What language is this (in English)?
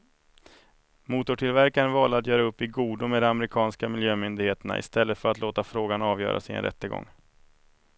Swedish